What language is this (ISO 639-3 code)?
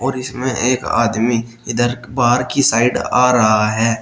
hin